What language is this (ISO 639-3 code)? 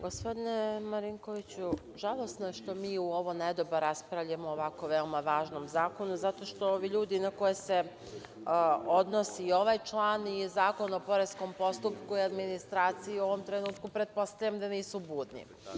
srp